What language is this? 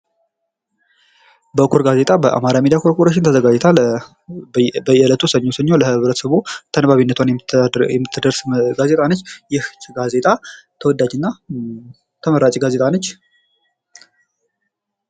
Amharic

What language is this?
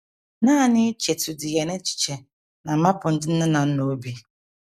Igbo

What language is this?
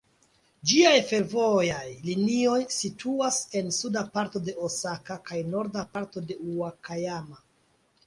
Esperanto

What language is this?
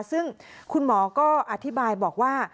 Thai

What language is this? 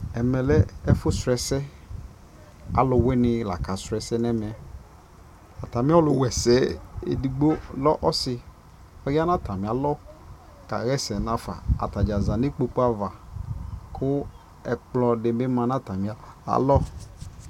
Ikposo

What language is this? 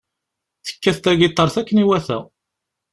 Kabyle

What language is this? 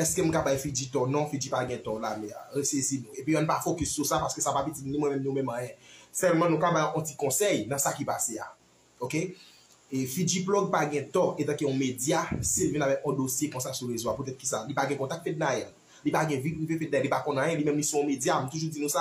French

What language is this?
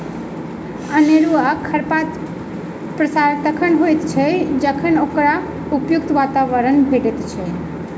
Maithili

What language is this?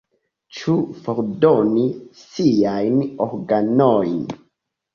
Esperanto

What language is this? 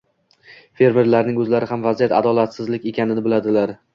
Uzbek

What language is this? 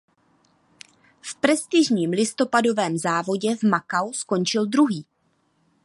Czech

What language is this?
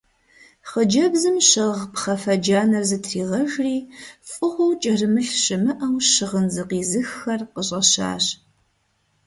Kabardian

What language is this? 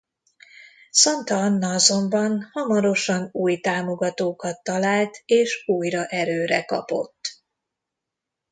Hungarian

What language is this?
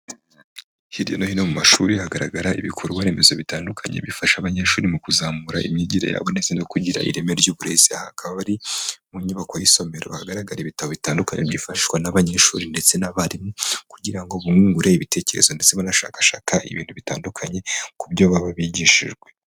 Kinyarwanda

